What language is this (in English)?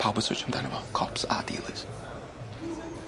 Welsh